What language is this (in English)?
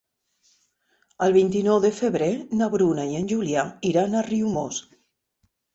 Catalan